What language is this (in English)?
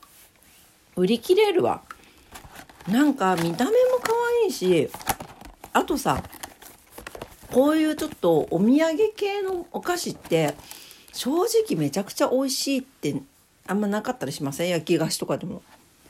Japanese